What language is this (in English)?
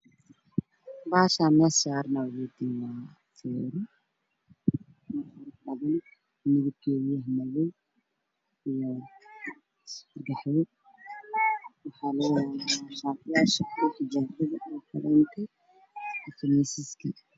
Somali